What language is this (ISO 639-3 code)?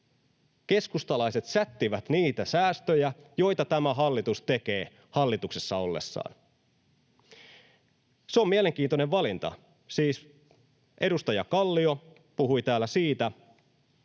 fin